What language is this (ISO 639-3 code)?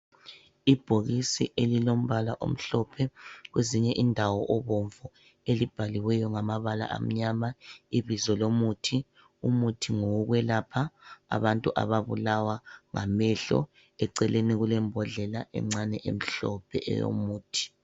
nde